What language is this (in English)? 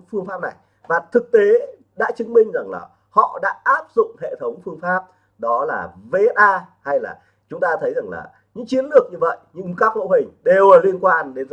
Vietnamese